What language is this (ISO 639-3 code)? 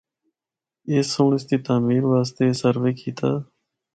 hno